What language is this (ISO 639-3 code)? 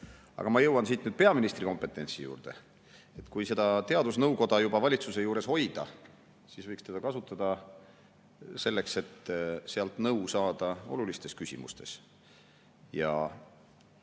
est